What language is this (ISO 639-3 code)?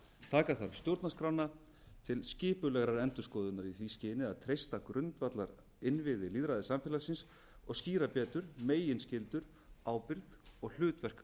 isl